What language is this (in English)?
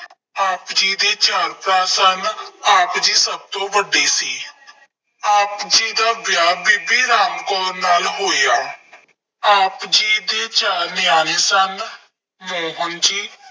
Punjabi